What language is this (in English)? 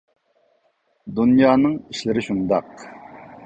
Uyghur